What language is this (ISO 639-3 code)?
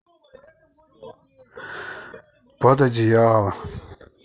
rus